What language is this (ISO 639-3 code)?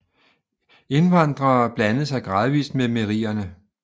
dan